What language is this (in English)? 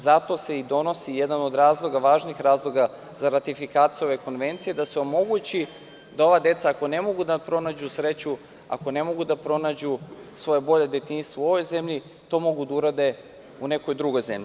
Serbian